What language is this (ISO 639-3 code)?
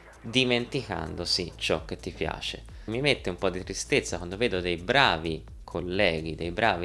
ita